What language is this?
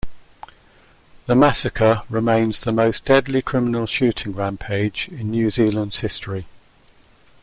English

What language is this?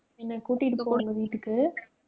Tamil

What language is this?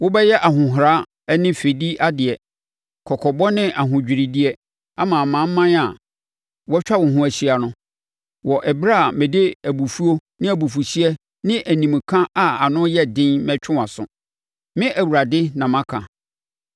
Akan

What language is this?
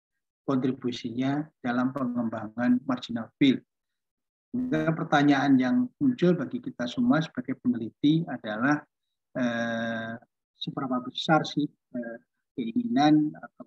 Indonesian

